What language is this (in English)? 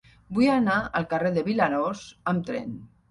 Catalan